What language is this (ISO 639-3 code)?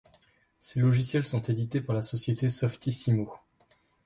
fra